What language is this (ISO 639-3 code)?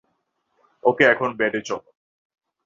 ben